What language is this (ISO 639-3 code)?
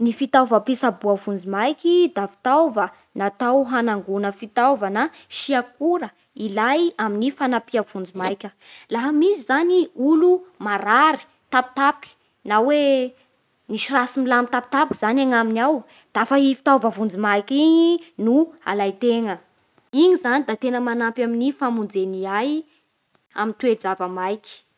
bhr